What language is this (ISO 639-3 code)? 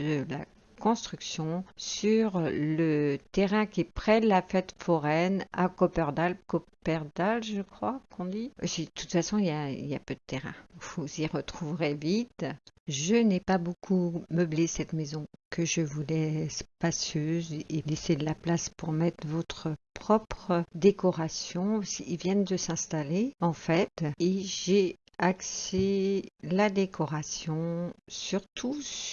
fra